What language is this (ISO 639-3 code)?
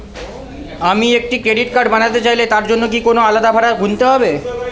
ben